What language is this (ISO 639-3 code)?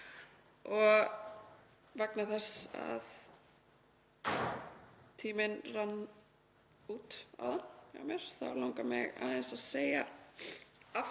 isl